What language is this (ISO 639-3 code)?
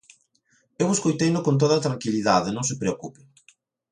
glg